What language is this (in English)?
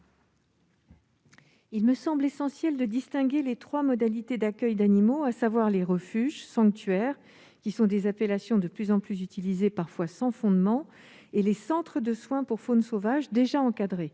French